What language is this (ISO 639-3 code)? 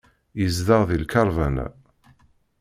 kab